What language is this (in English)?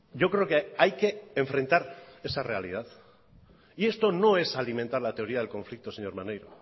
Spanish